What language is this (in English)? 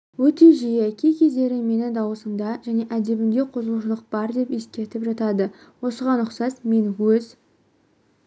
Kazakh